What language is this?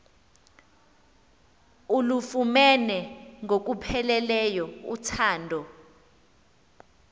Xhosa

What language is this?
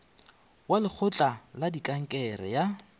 Northern Sotho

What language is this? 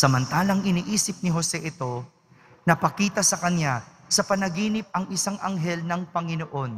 Filipino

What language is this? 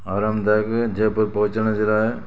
Sindhi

